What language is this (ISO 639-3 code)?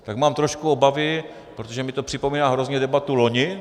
ces